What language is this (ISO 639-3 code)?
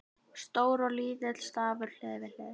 isl